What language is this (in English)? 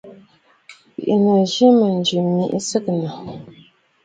Bafut